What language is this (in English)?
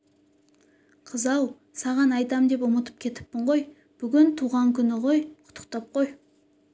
Kazakh